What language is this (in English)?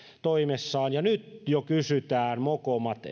Finnish